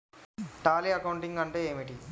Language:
Telugu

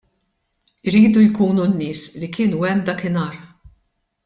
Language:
Maltese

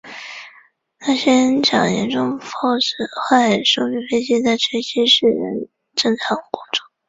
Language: Chinese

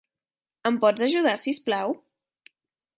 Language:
Catalan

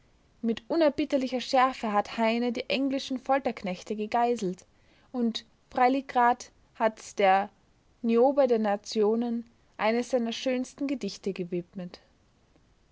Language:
German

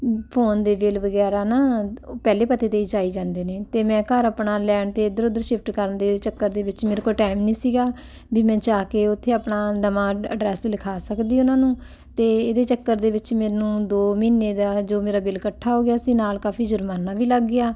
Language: Punjabi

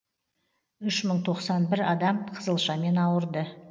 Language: Kazakh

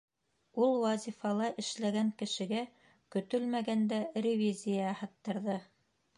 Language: Bashkir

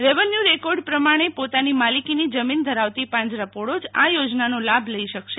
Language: Gujarati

